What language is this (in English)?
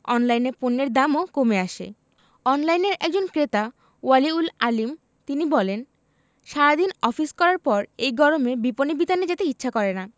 Bangla